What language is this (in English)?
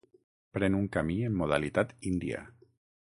Catalan